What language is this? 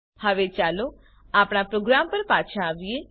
Gujarati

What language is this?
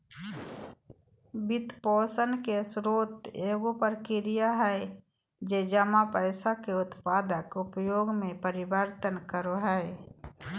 Magahi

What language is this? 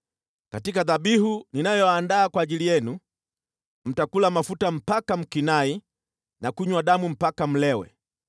Swahili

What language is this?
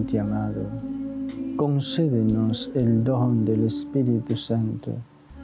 Spanish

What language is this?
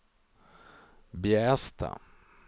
Swedish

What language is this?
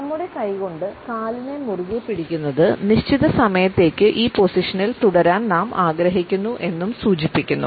Malayalam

